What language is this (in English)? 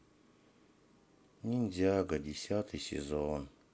Russian